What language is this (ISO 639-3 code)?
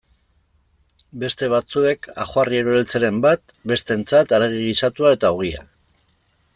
eus